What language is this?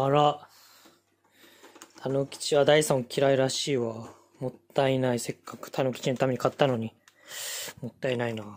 Japanese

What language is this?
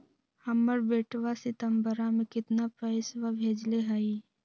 Magahi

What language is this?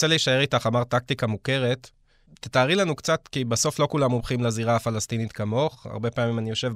Hebrew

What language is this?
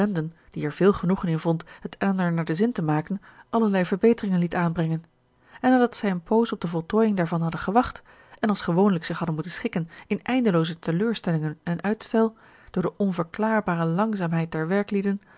Dutch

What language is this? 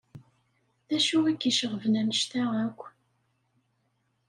Kabyle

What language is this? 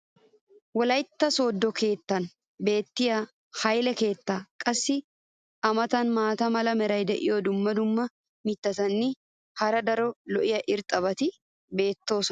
Wolaytta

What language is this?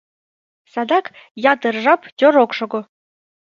Mari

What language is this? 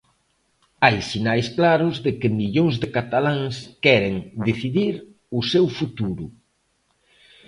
Galician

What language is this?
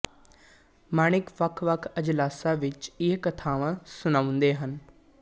Punjabi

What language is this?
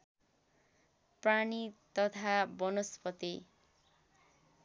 Nepali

